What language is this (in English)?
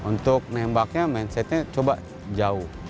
Indonesian